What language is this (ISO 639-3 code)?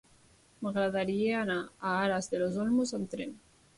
cat